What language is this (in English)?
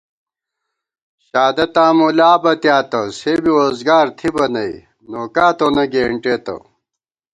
Gawar-Bati